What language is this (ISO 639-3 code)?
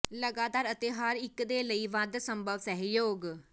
pan